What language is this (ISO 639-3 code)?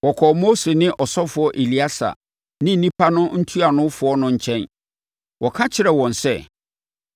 aka